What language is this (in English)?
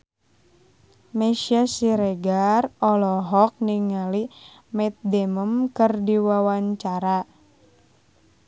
Sundanese